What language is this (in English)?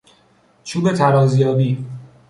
Persian